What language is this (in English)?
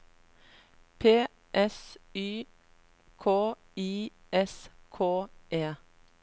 Norwegian